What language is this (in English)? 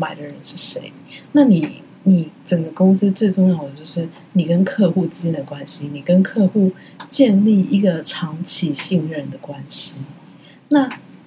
Chinese